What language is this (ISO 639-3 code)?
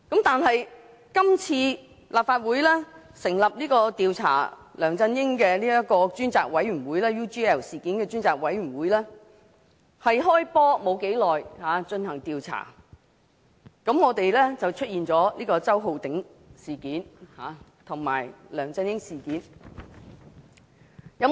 yue